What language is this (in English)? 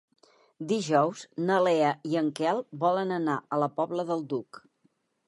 Catalan